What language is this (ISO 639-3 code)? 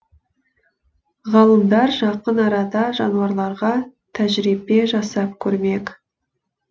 kaz